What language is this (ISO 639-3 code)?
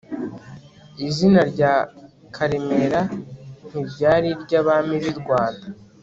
kin